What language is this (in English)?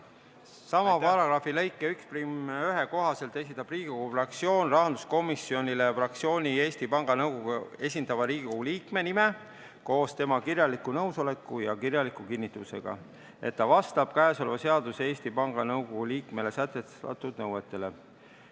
Estonian